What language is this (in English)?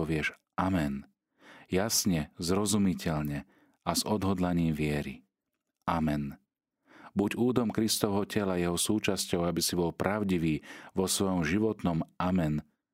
Slovak